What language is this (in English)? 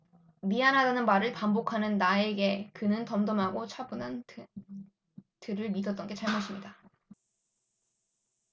Korean